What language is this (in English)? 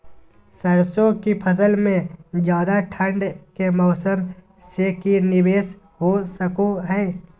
Magahi